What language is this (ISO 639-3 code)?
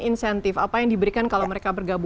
ind